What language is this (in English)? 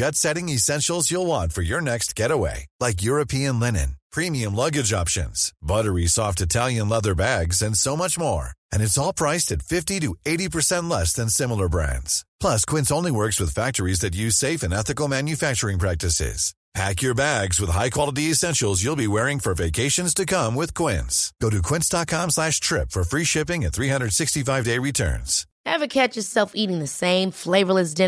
Spanish